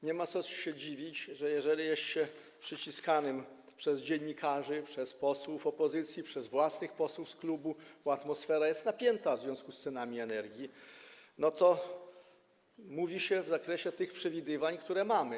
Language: Polish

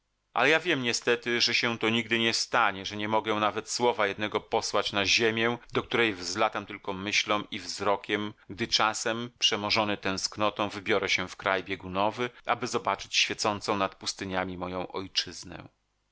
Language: Polish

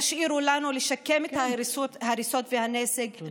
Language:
Hebrew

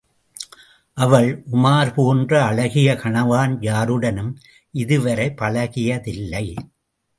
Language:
Tamil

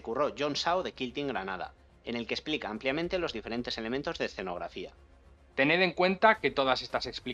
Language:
Spanish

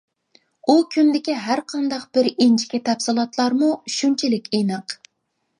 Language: Uyghur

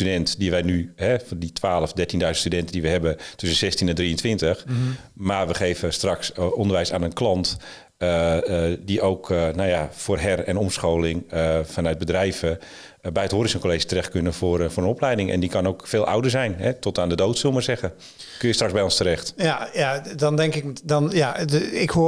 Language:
Dutch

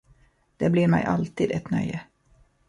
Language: Swedish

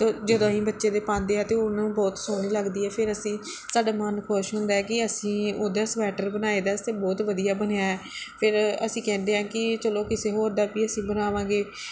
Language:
Punjabi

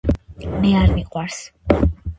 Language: Georgian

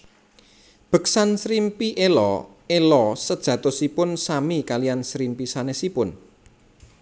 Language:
Javanese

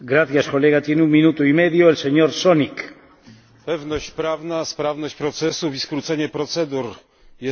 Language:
Polish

